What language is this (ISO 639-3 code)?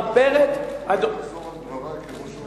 heb